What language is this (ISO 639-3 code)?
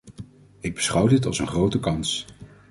nld